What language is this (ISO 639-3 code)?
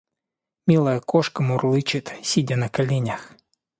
rus